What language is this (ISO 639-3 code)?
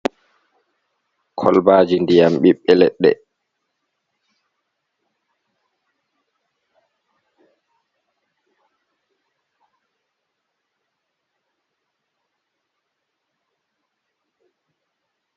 ful